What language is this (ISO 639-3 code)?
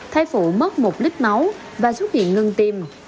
vie